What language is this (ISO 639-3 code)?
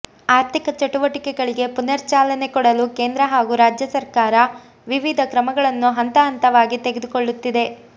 kan